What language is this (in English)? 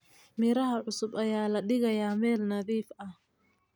Somali